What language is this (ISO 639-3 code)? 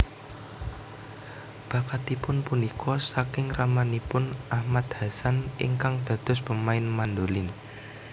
jav